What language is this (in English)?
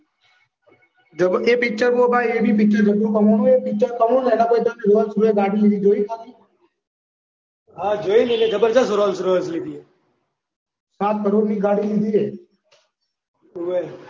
Gujarati